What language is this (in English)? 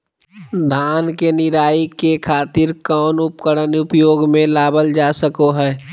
Magahi